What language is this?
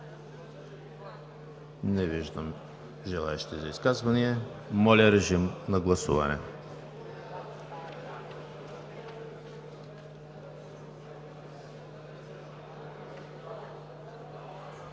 Bulgarian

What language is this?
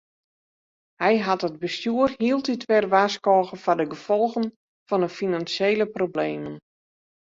Western Frisian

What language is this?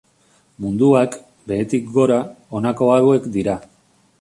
Basque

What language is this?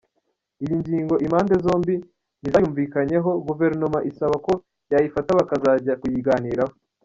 Kinyarwanda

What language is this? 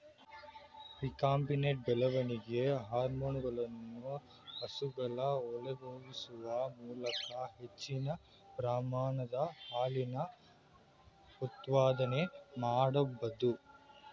Kannada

